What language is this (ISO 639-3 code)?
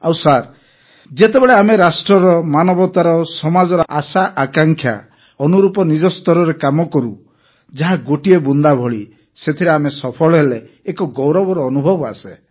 ori